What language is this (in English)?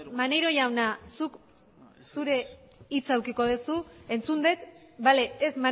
Basque